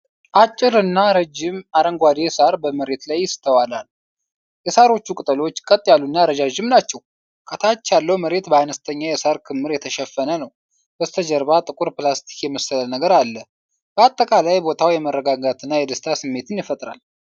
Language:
Amharic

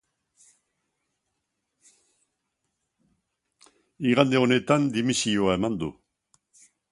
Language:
Basque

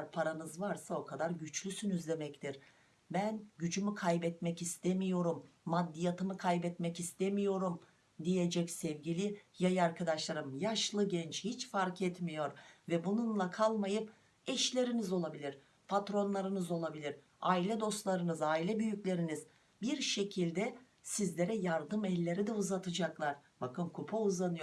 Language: Turkish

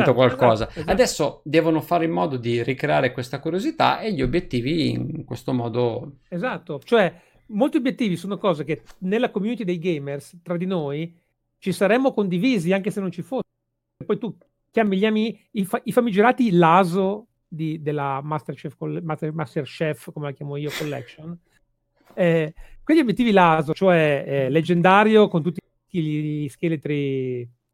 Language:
Italian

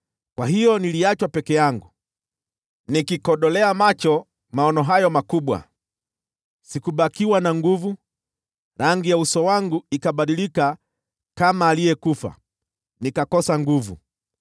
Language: Swahili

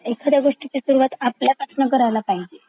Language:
Marathi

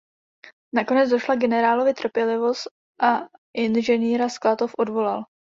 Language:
Czech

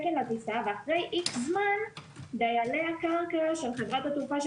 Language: Hebrew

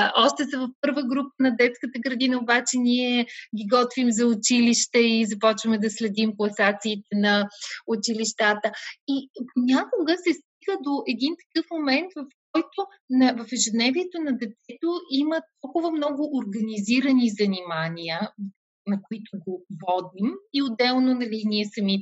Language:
Bulgarian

